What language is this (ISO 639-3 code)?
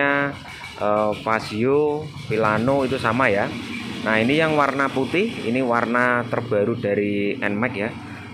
ind